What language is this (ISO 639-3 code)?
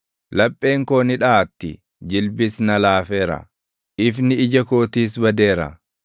orm